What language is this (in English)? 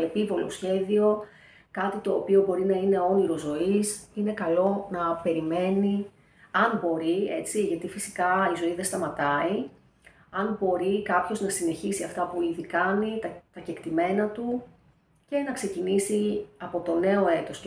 Greek